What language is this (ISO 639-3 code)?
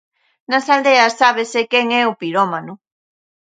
glg